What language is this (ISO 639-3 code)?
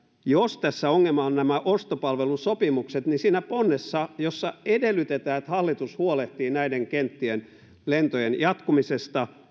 fin